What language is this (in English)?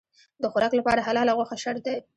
Pashto